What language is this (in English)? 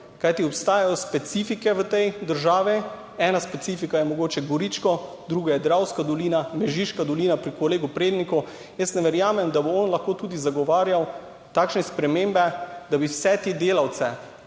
Slovenian